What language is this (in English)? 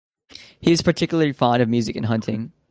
English